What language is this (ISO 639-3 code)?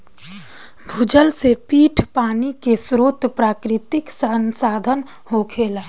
bho